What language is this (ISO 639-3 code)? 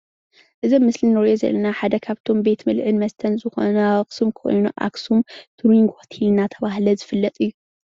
tir